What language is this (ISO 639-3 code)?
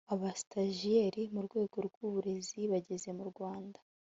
kin